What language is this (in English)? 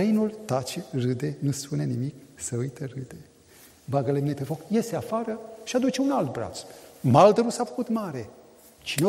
Romanian